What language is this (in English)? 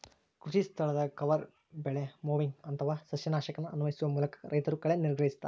Kannada